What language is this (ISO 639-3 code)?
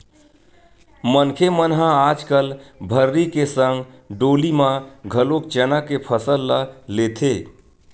hne